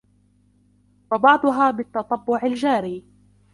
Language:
Arabic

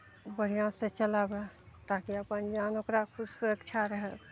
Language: Maithili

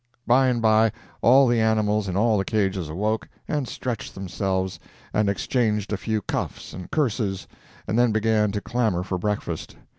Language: English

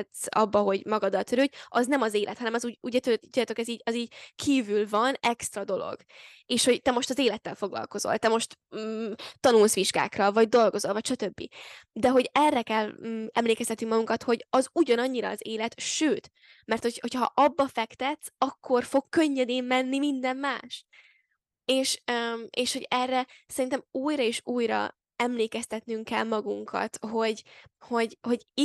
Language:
Hungarian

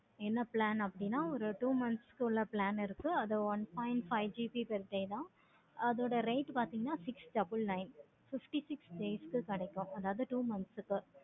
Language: Tamil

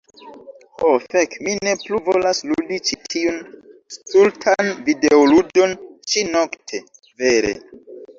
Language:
Esperanto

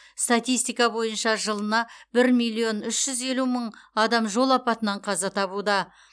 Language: Kazakh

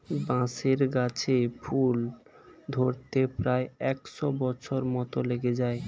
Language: Bangla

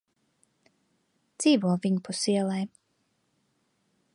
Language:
Latvian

